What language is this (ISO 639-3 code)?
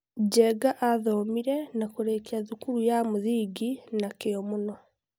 kik